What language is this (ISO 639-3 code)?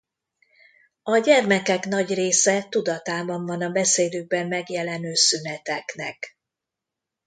hun